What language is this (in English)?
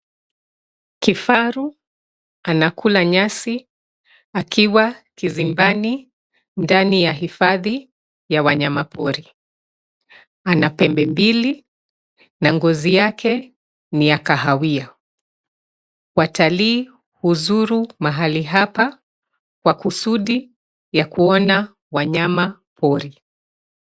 Swahili